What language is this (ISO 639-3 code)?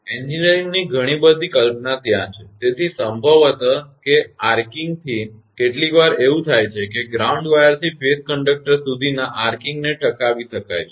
guj